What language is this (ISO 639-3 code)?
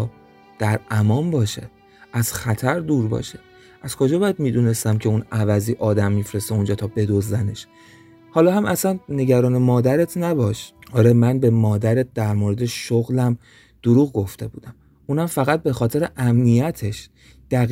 fas